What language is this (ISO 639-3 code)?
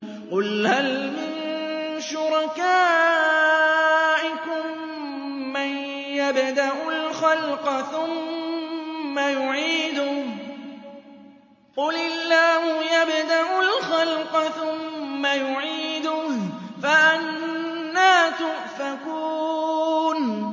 ara